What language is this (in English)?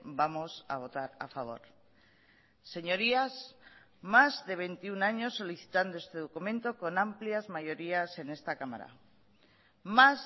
Spanish